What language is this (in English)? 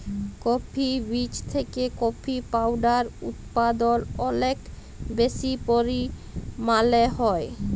Bangla